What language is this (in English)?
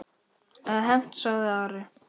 Icelandic